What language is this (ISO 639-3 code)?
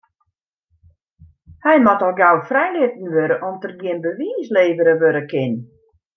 fry